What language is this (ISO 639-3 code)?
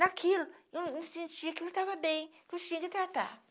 por